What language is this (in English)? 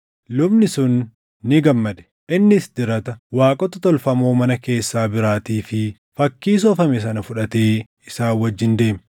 Oromo